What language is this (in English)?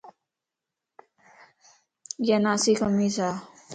Lasi